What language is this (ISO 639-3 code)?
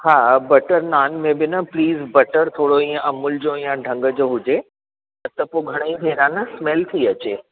snd